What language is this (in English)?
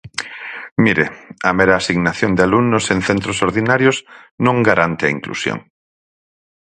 Galician